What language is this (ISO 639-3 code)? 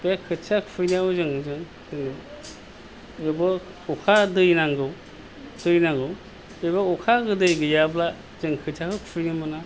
brx